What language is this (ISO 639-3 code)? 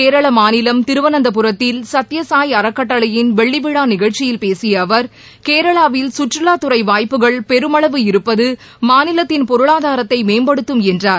tam